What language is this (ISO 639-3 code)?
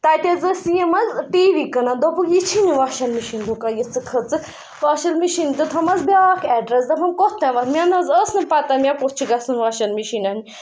kas